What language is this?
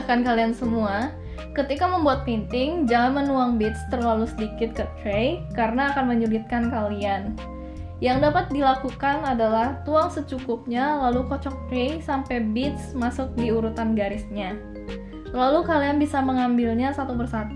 Indonesian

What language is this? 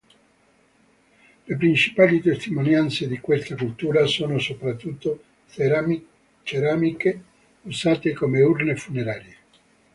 Italian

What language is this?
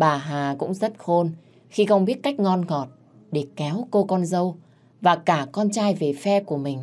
Vietnamese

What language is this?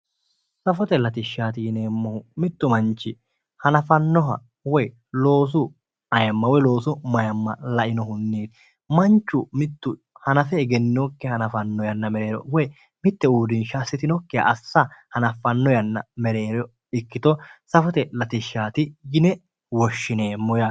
Sidamo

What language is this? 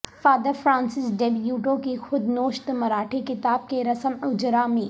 Urdu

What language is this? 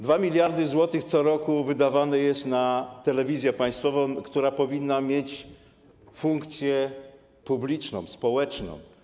Polish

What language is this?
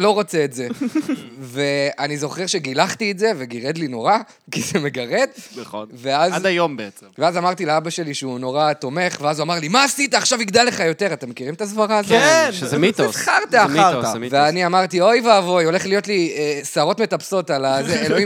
Hebrew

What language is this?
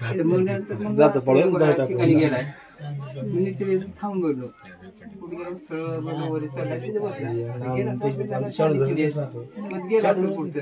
Arabic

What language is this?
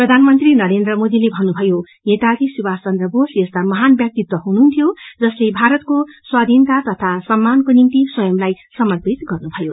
Nepali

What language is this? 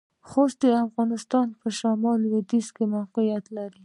Pashto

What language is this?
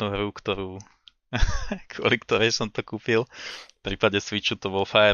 Slovak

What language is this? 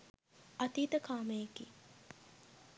Sinhala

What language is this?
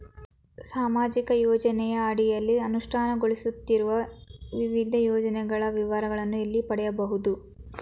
Kannada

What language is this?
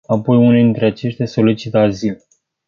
Romanian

